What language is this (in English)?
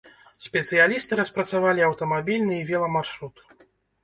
Belarusian